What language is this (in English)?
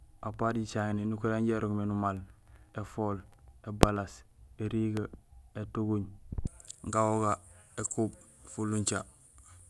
Gusilay